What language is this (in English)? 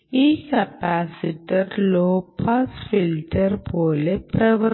Malayalam